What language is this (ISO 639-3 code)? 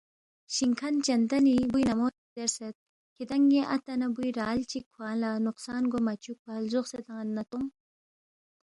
bft